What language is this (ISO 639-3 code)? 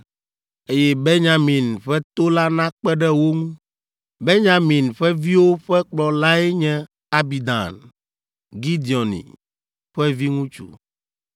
ewe